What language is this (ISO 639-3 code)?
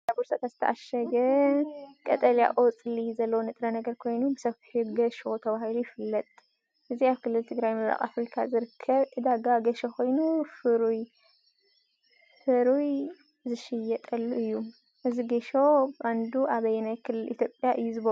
tir